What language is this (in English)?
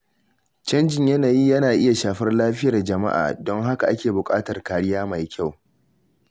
Hausa